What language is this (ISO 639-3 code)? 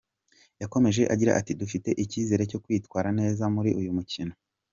kin